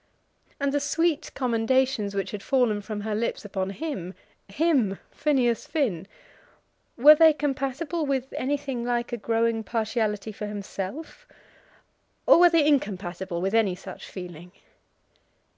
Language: English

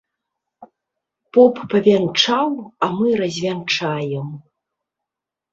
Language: Belarusian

